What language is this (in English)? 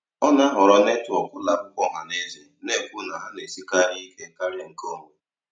Igbo